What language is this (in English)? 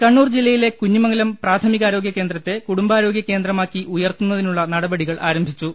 Malayalam